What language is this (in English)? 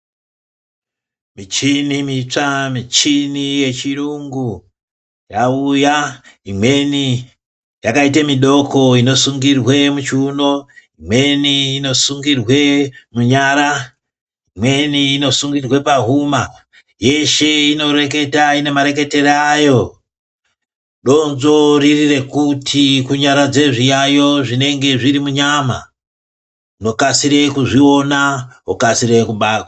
Ndau